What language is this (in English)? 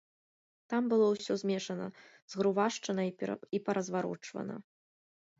Belarusian